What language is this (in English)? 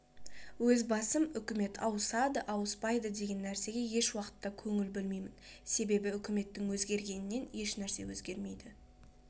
Kazakh